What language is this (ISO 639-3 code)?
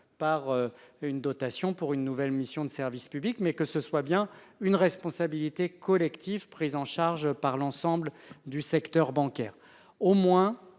fra